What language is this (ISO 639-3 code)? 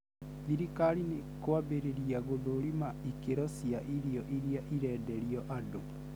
kik